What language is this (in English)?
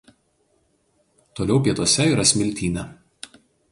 Lithuanian